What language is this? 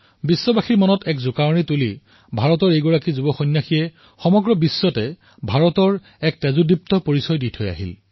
Assamese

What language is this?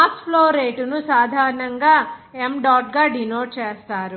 Telugu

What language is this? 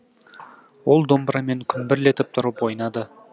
Kazakh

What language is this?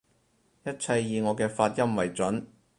Cantonese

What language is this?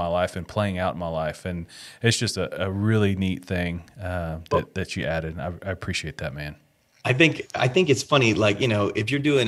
English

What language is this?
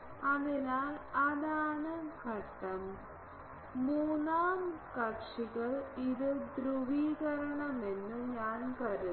Malayalam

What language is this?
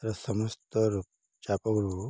Odia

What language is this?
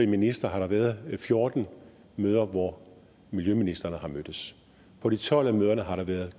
Danish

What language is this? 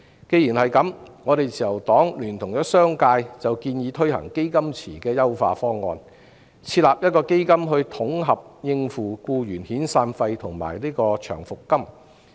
Cantonese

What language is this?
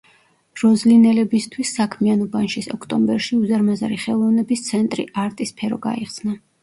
Georgian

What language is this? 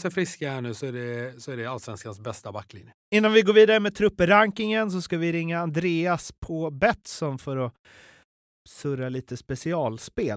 Swedish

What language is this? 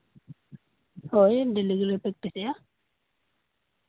Santali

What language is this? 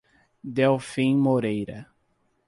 Portuguese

